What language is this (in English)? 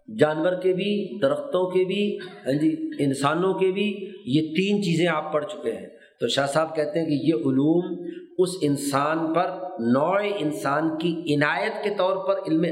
Urdu